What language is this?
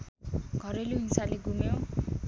Nepali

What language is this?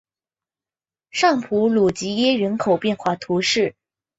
Chinese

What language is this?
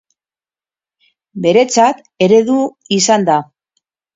Basque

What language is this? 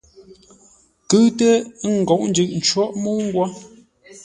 Ngombale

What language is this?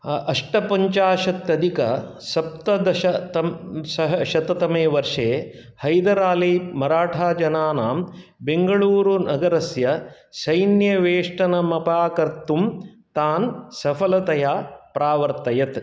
Sanskrit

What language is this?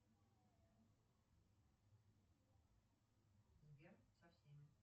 Russian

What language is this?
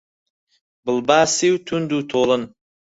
Central Kurdish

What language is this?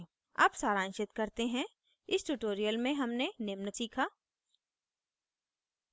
Hindi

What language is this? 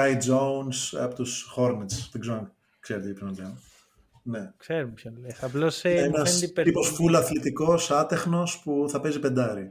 Greek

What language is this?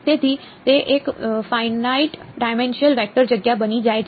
Gujarati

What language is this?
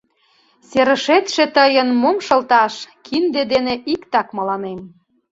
Mari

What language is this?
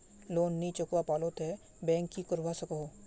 Magahi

